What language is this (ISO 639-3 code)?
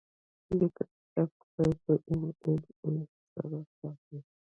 pus